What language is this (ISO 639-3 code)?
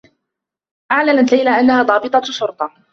ara